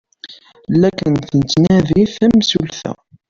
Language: Kabyle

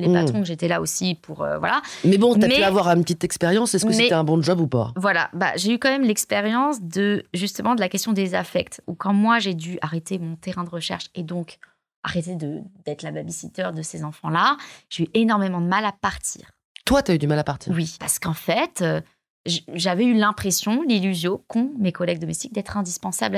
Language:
French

